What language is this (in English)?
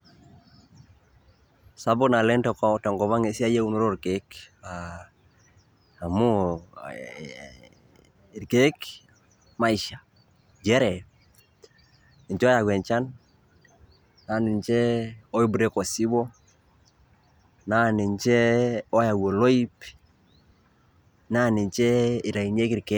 Masai